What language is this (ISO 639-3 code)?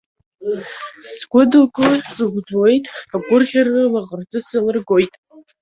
abk